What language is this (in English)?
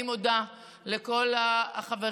Hebrew